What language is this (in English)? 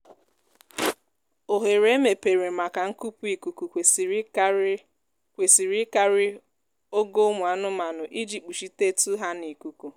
Igbo